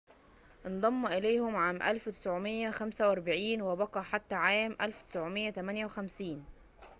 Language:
Arabic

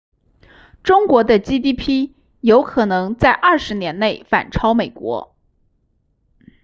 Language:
Chinese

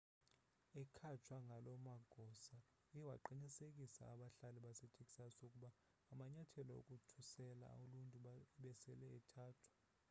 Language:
Xhosa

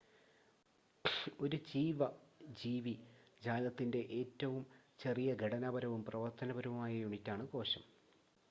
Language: Malayalam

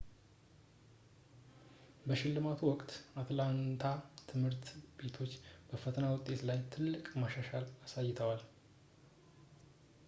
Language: Amharic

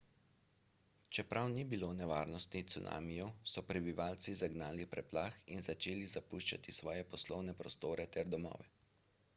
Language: Slovenian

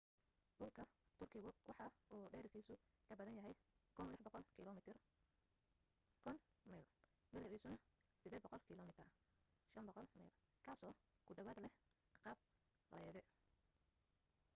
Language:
Somali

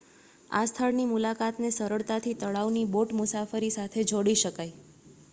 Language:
Gujarati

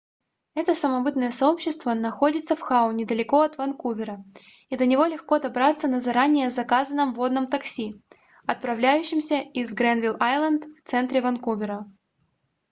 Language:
Russian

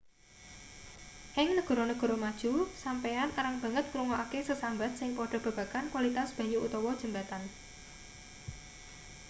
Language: Javanese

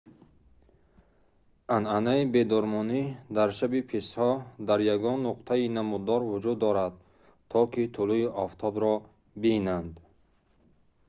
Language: Tajik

